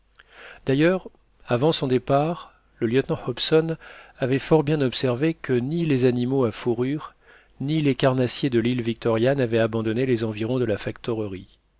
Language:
French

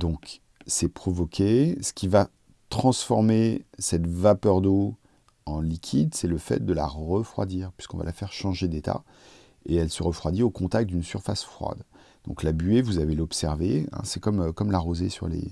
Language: French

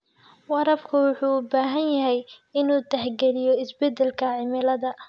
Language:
Somali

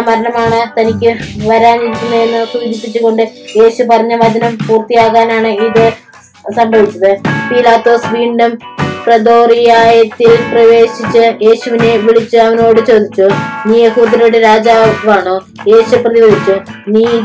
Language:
Malayalam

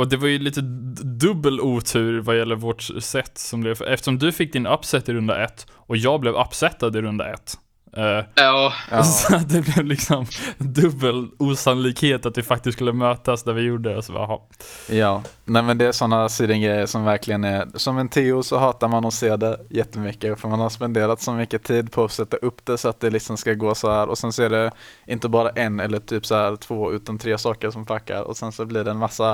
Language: Swedish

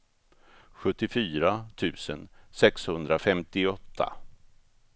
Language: Swedish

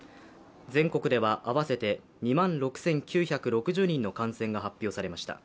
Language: Japanese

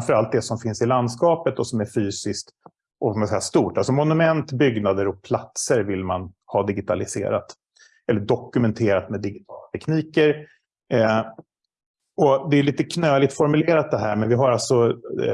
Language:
Swedish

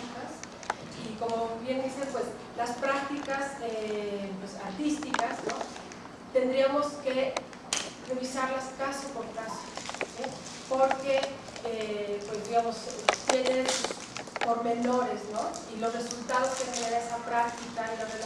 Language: Spanish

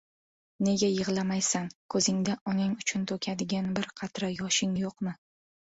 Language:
Uzbek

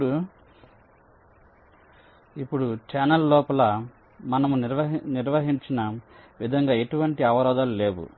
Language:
Telugu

